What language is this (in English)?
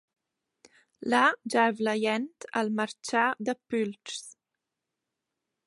Romansh